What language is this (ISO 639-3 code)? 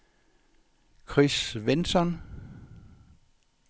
dan